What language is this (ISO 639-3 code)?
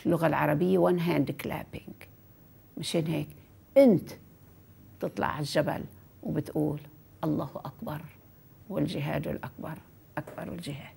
ara